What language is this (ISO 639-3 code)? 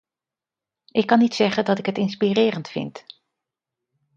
nld